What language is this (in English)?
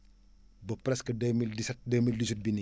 Wolof